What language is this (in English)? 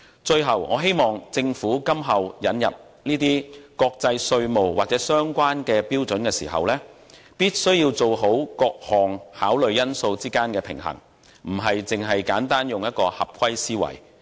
Cantonese